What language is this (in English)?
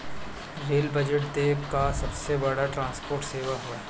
Bhojpuri